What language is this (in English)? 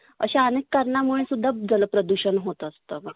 Marathi